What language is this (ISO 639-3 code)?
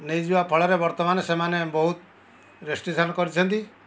ori